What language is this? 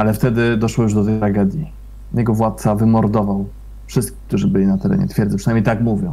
Polish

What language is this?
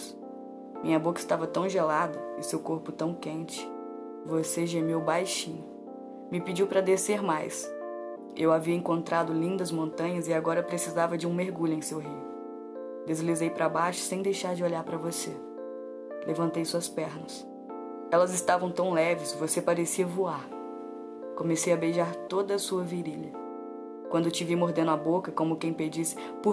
Portuguese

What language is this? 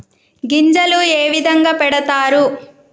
Telugu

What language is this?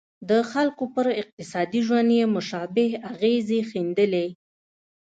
Pashto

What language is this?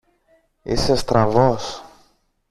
Greek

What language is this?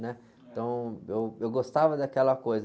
Portuguese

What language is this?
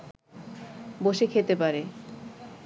Bangla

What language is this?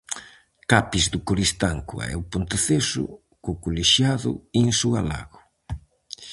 Galician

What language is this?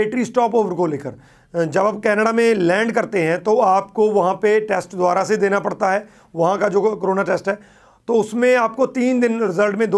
Hindi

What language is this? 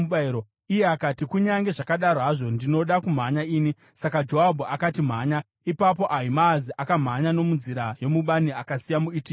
Shona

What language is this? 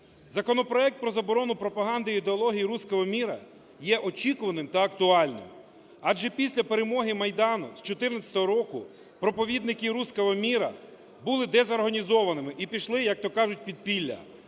Ukrainian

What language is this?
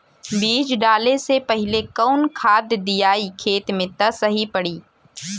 Bhojpuri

